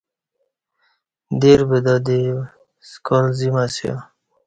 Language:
Kati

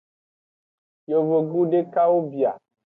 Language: Aja (Benin)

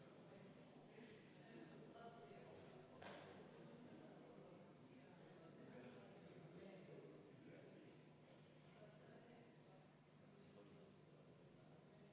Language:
Estonian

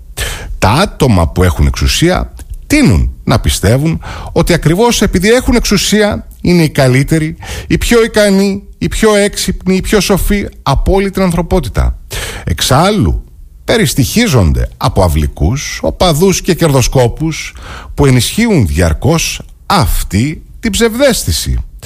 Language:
Greek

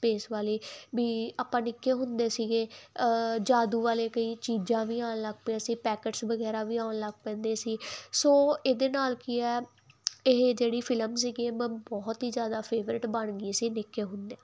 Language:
Punjabi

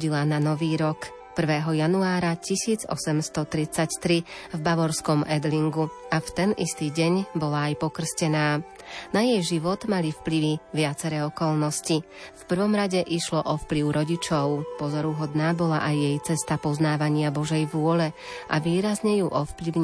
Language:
Slovak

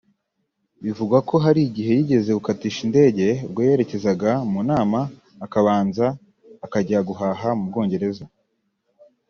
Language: Kinyarwanda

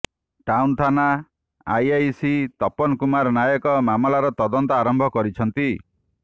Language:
Odia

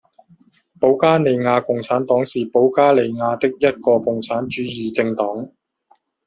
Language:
Chinese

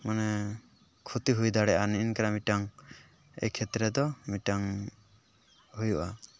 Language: Santali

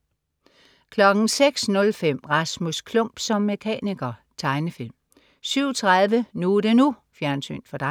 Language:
Danish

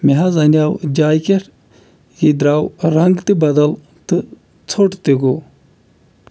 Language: Kashmiri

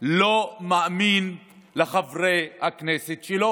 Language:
Hebrew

